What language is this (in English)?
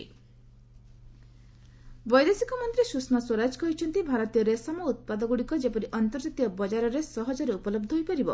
Odia